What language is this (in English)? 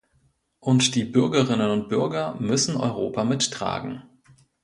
German